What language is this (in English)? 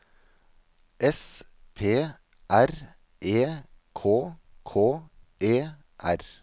Norwegian